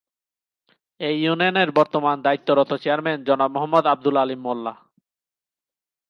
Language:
Bangla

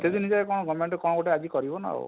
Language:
Odia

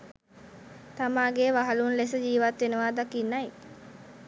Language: Sinhala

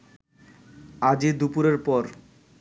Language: Bangla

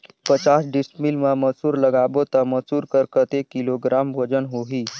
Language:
Chhattisgarhi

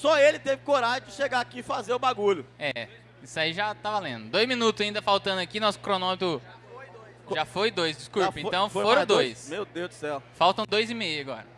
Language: Portuguese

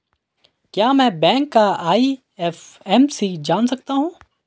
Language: Hindi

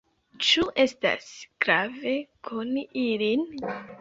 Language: Esperanto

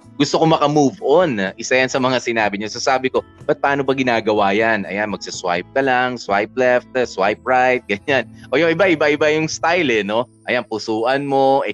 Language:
Filipino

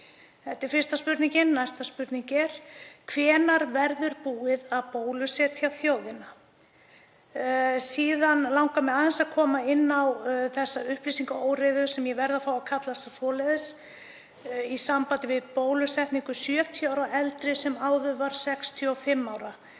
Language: Icelandic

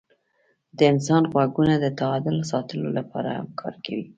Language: Pashto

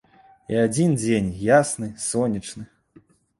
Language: Belarusian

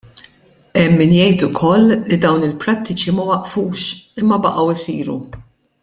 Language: Maltese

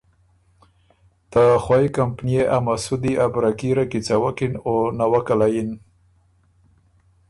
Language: Ormuri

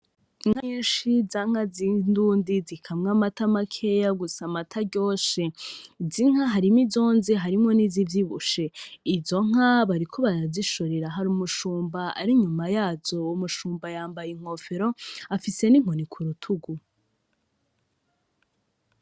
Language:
Rundi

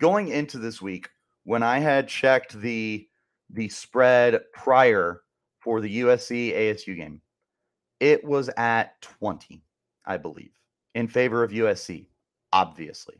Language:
English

